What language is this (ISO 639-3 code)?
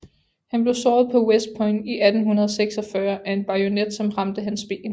dan